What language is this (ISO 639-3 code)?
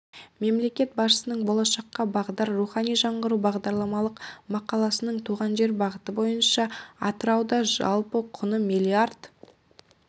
kaz